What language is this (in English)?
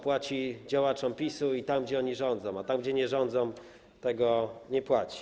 Polish